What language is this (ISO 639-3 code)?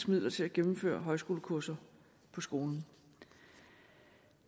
dan